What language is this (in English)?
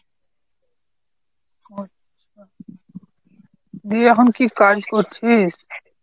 Bangla